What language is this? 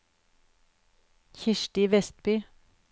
Norwegian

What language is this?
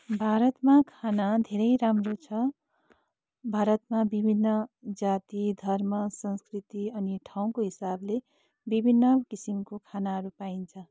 Nepali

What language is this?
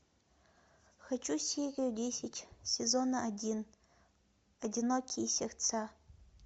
Russian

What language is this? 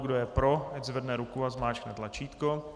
Czech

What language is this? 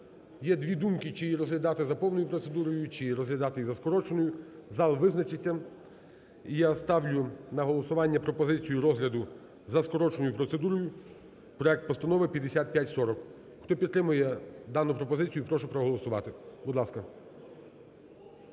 Ukrainian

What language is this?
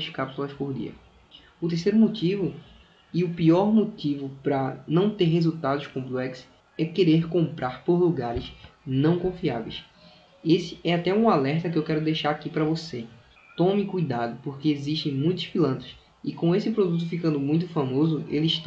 Portuguese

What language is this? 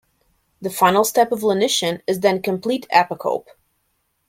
English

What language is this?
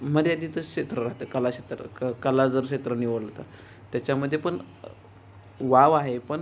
Marathi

